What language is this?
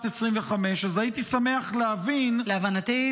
Hebrew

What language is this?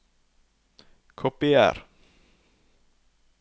Norwegian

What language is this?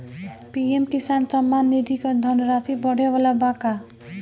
Bhojpuri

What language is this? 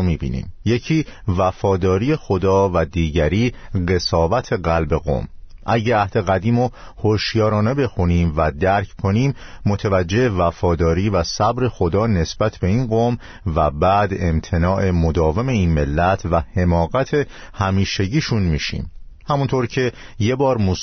Persian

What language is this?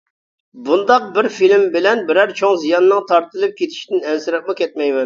Uyghur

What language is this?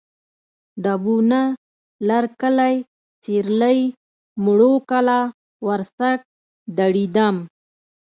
Pashto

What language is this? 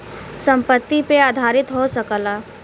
Bhojpuri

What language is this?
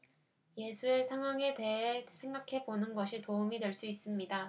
Korean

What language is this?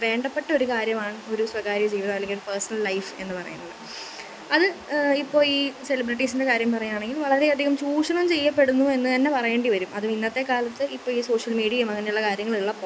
Malayalam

